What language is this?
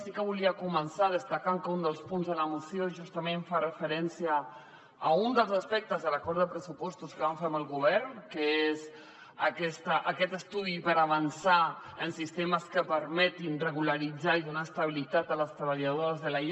Catalan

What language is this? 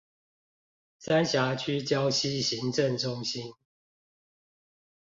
Chinese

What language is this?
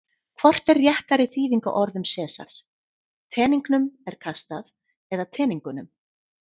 Icelandic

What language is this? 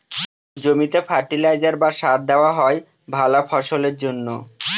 Bangla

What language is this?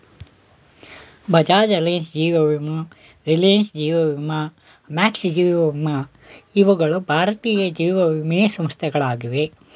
Kannada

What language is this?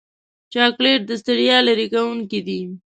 Pashto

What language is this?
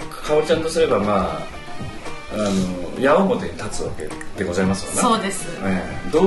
Japanese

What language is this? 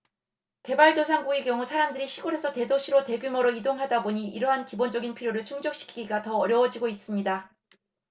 Korean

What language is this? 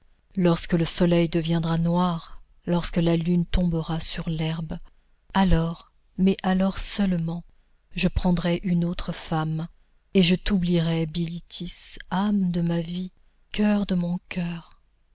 French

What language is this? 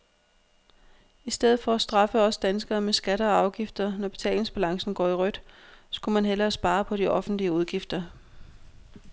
Danish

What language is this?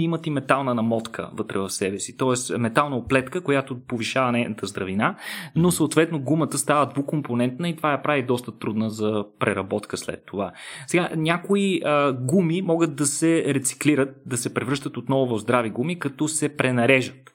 Bulgarian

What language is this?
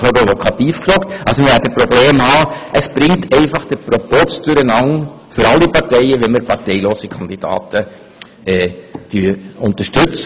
Swiss German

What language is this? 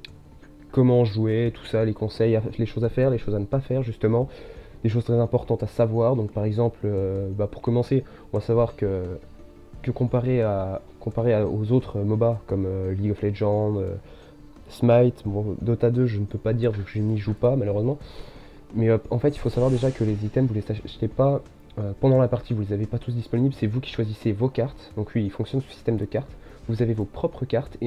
French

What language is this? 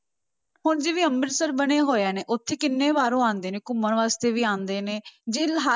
Punjabi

